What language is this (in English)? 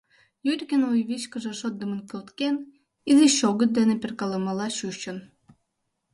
Mari